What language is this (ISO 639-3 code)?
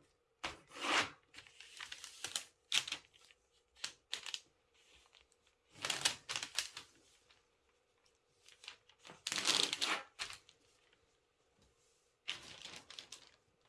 kor